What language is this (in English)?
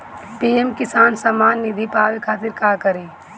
Bhojpuri